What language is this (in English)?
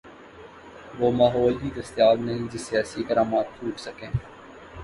Urdu